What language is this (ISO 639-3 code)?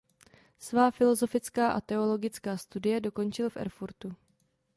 ces